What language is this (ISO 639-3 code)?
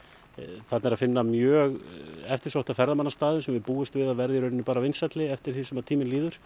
isl